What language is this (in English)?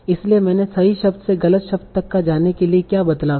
Hindi